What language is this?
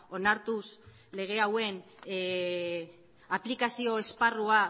Basque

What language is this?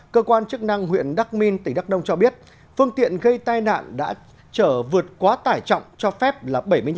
Vietnamese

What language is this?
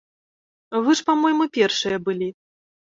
Belarusian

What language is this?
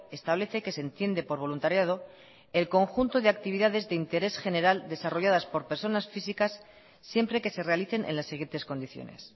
Spanish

